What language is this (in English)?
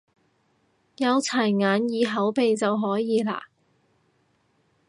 Cantonese